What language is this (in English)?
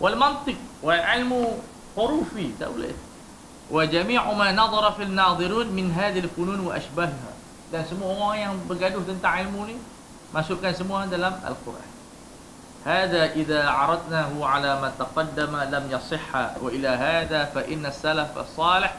Malay